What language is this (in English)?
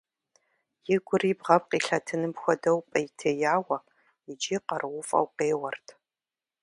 Kabardian